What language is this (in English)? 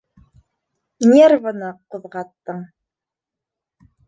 Bashkir